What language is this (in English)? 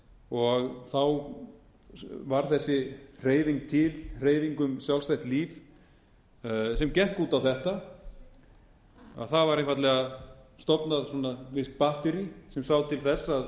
Icelandic